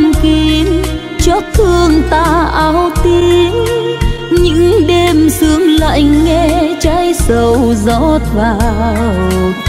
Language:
Vietnamese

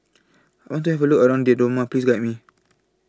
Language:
English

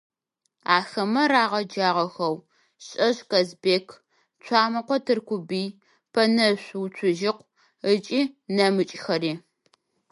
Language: Adyghe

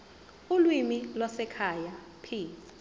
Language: Zulu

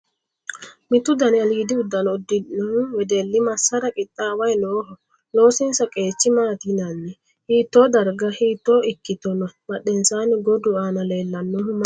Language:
Sidamo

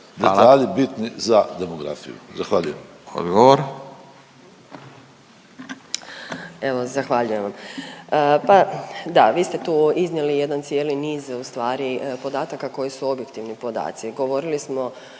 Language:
Croatian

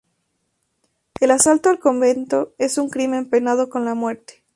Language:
Spanish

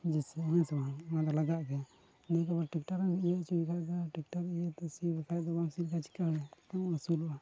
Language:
Santali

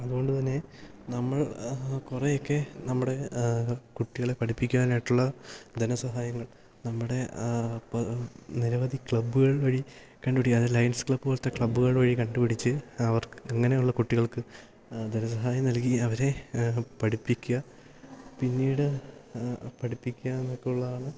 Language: Malayalam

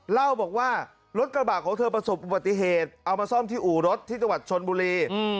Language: Thai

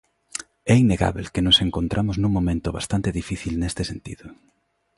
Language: Galician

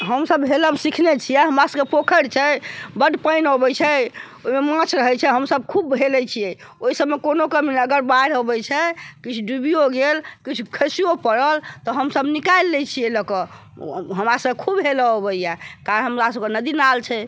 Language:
Maithili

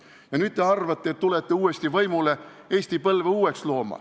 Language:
Estonian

